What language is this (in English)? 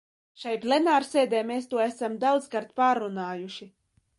Latvian